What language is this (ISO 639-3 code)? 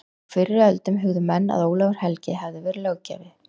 isl